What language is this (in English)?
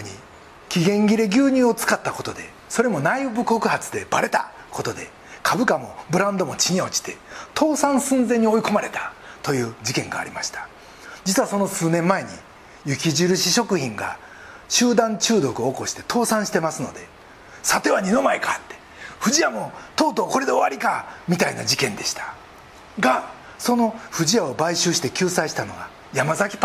Japanese